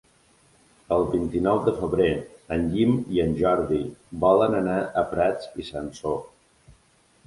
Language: Catalan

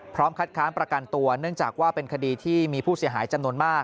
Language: Thai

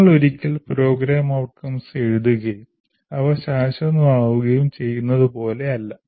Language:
Malayalam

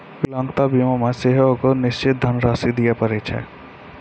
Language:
Maithili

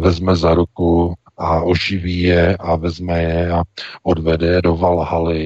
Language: Czech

